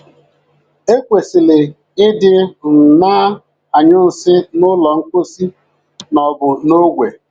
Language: Igbo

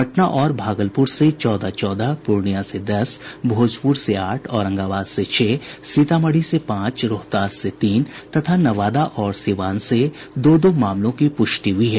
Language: Hindi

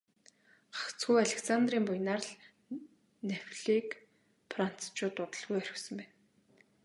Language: Mongolian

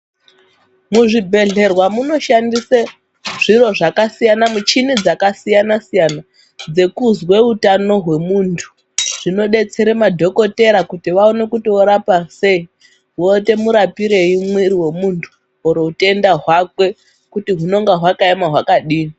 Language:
Ndau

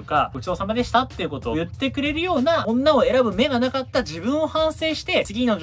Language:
Japanese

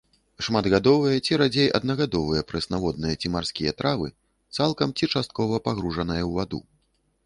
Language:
Belarusian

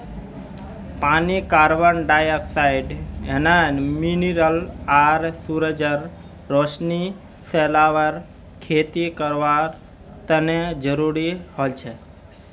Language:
Magahi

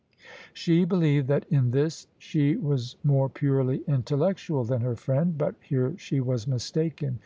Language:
English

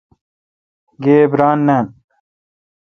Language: Kalkoti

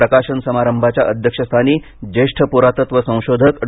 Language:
Marathi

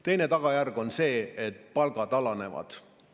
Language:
Estonian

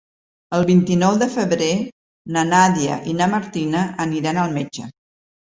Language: Catalan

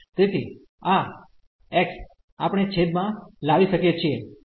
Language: Gujarati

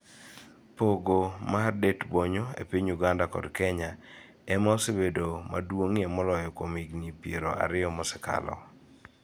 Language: Luo (Kenya and Tanzania)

